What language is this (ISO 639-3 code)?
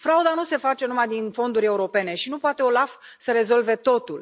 ron